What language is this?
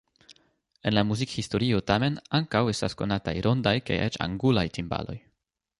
Esperanto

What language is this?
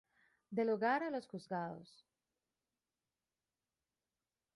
Spanish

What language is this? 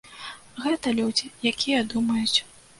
Belarusian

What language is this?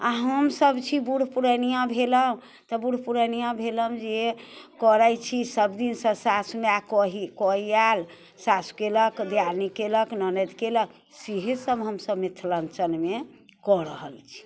Maithili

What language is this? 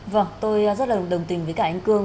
Vietnamese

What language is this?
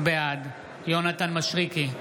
Hebrew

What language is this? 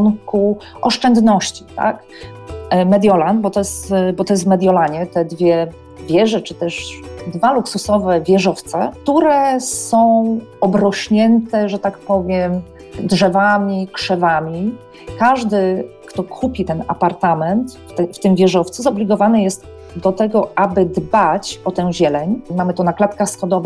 Polish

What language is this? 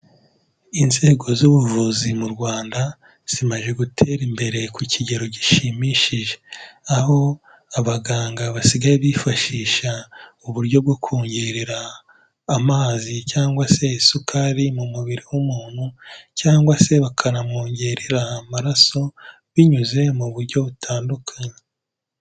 Kinyarwanda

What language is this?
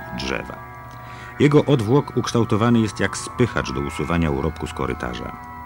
Polish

